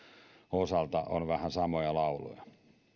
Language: Finnish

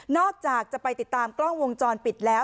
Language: Thai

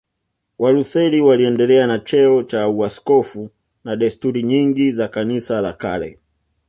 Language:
Swahili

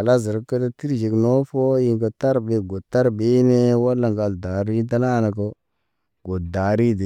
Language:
Naba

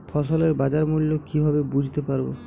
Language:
Bangla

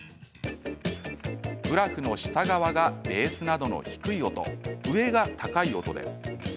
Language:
Japanese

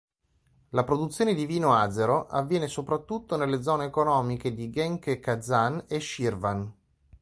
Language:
Italian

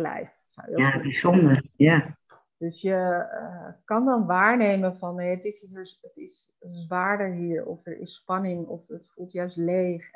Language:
Dutch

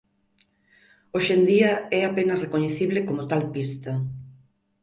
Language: Galician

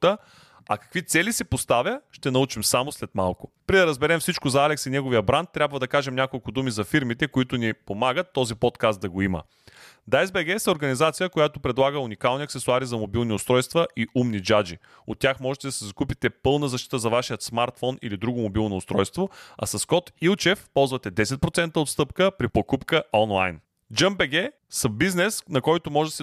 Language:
Bulgarian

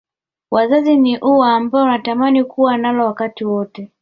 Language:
Swahili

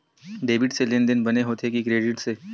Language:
Chhattisgarhi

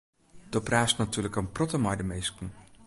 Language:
Western Frisian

